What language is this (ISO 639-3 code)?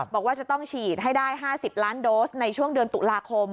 tha